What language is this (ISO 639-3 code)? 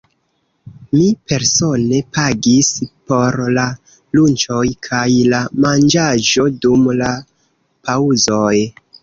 epo